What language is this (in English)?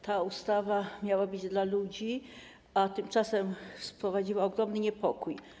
Polish